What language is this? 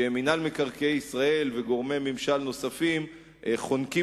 Hebrew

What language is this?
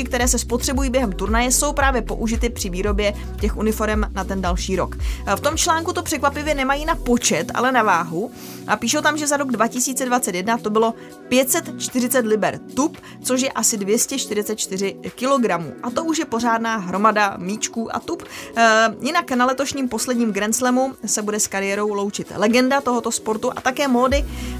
Czech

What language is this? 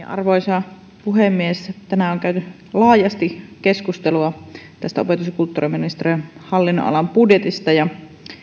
Finnish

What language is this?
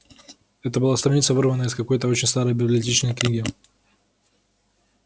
Russian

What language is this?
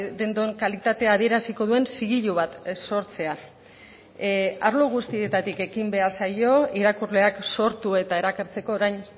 Basque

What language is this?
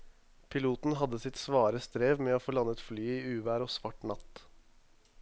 Norwegian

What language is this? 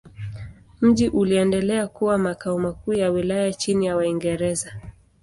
Swahili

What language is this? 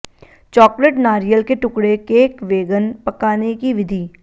Hindi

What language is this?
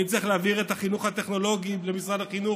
Hebrew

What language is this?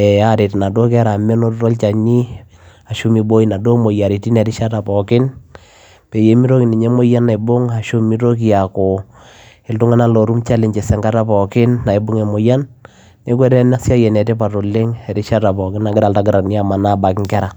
Masai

